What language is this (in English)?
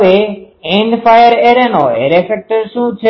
Gujarati